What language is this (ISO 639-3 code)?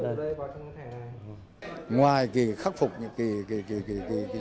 vie